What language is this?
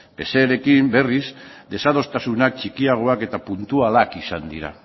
Basque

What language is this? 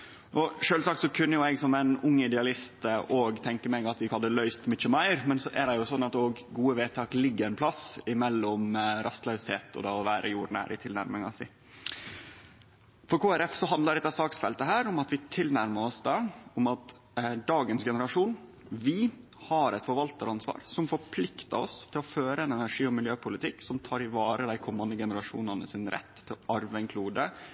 Norwegian Nynorsk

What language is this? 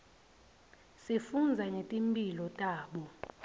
Swati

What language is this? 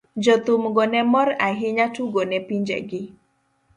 Luo (Kenya and Tanzania)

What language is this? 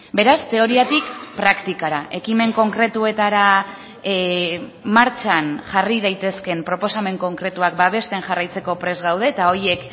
Basque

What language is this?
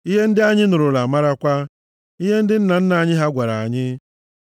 Igbo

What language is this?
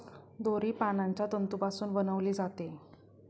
Marathi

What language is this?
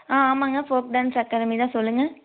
Tamil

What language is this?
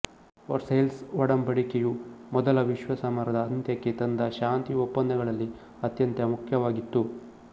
Kannada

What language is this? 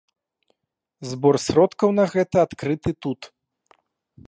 Belarusian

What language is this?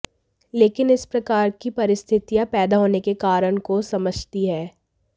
Hindi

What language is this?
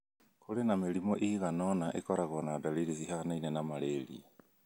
Kikuyu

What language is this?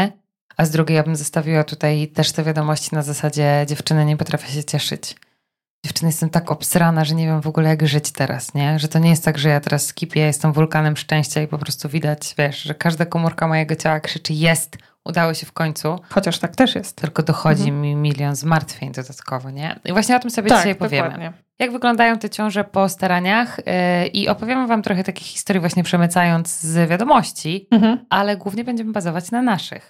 Polish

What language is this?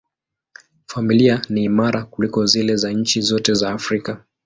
Swahili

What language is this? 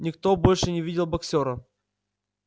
Russian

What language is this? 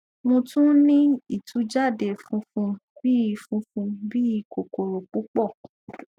Yoruba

